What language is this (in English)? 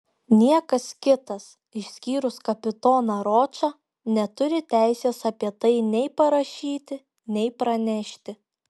Lithuanian